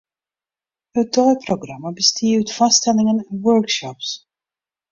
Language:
Western Frisian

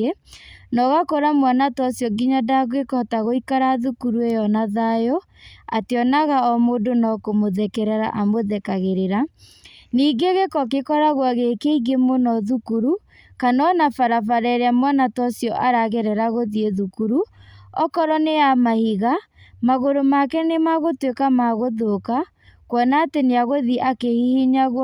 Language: Kikuyu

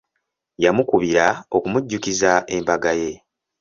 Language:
Ganda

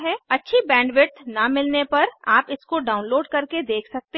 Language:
Hindi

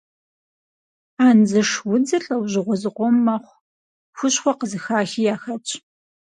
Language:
Kabardian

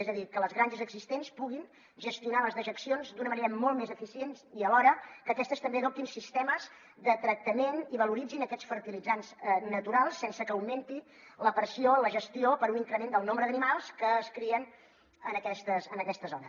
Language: Catalan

